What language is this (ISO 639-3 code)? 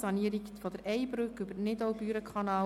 gsw